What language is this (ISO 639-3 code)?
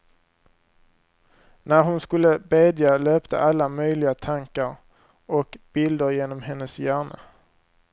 swe